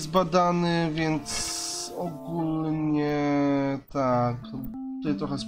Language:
Polish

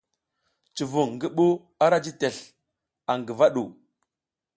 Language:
South Giziga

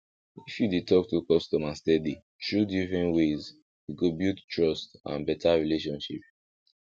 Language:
Nigerian Pidgin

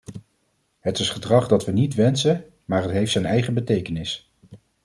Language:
Dutch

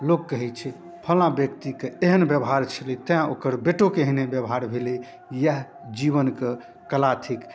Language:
Maithili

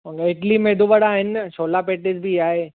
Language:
Sindhi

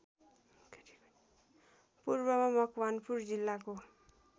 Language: Nepali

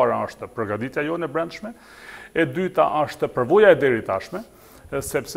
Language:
Romanian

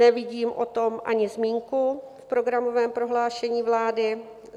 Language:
Czech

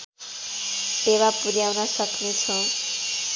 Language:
Nepali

